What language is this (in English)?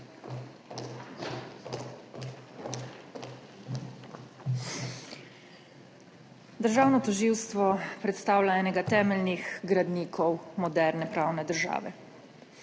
Slovenian